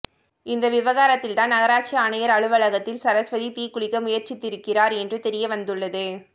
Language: Tamil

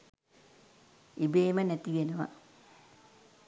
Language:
Sinhala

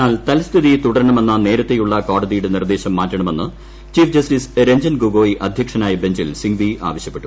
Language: Malayalam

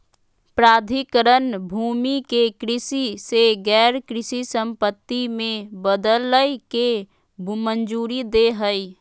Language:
Magahi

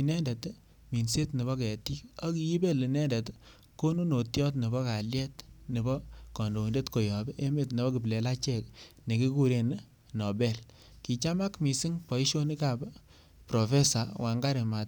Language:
Kalenjin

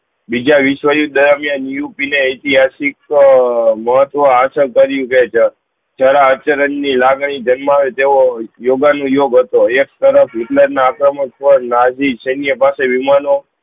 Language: Gujarati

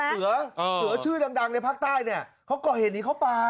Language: Thai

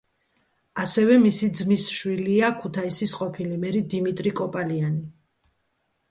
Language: Georgian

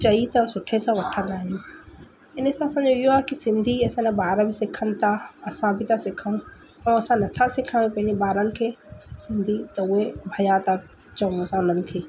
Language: Sindhi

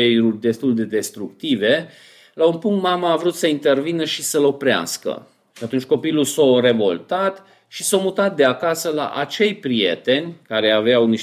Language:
Romanian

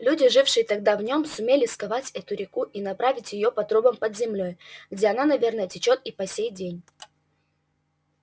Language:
Russian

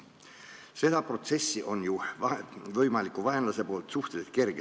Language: Estonian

